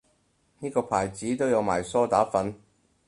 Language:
Cantonese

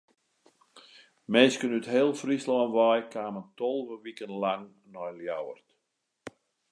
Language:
Western Frisian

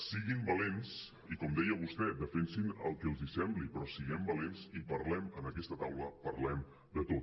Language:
Catalan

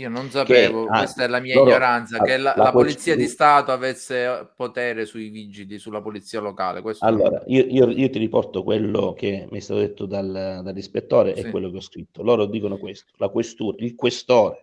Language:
Italian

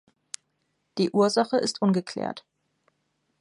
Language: German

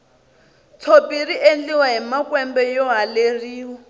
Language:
Tsonga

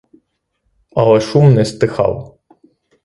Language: Ukrainian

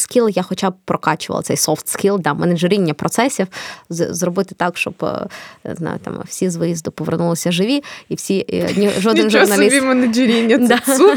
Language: Ukrainian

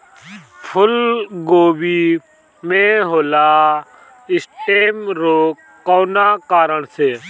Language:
Bhojpuri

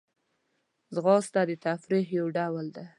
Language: Pashto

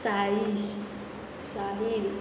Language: Konkani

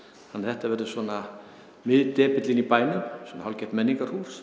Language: Icelandic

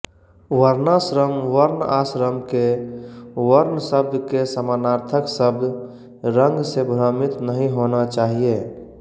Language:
Hindi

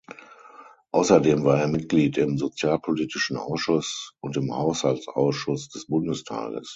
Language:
German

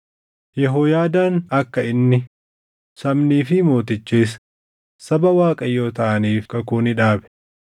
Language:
Oromo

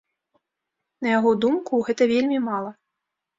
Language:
Belarusian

